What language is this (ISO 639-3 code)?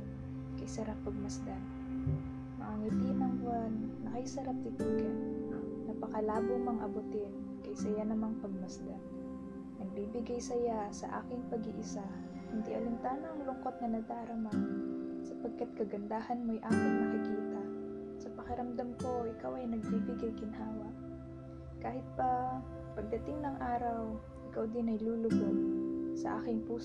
fil